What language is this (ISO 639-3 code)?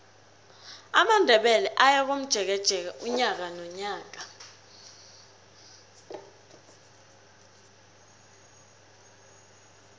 nbl